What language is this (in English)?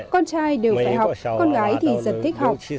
Vietnamese